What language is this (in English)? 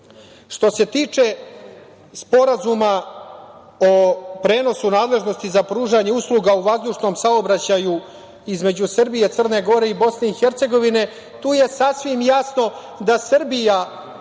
Serbian